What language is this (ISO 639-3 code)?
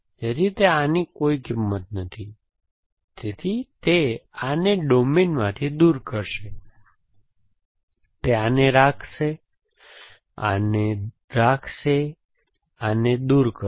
guj